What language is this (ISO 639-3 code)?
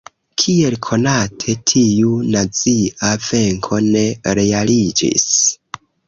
epo